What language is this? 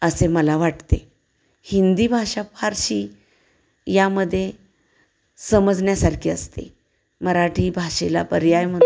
Marathi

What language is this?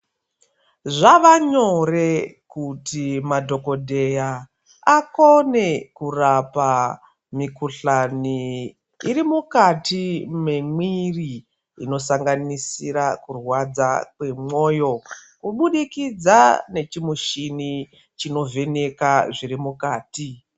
Ndau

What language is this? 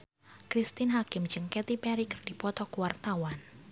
Sundanese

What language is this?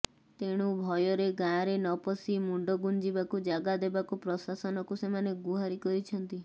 Odia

